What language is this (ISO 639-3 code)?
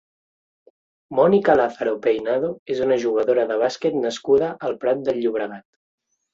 cat